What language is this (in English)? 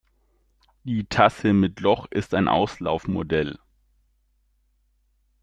German